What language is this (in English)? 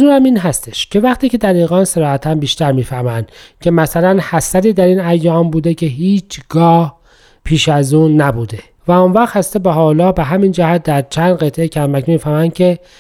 Persian